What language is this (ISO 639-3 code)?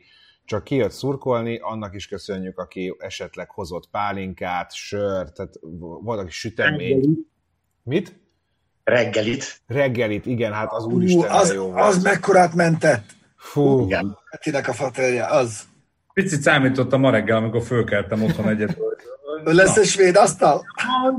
hun